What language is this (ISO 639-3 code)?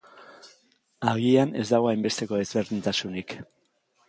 eus